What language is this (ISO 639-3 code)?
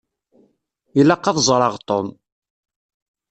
kab